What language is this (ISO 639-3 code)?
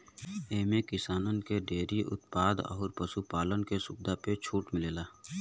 bho